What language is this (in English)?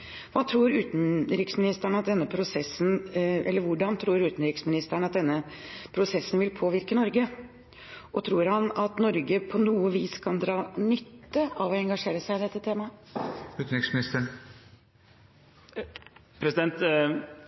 Norwegian Bokmål